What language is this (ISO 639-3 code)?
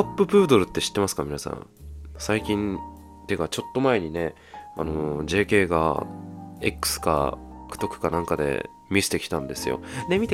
jpn